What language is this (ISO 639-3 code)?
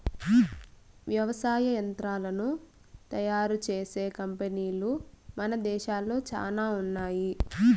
tel